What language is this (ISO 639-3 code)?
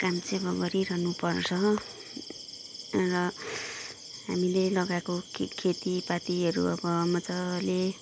nep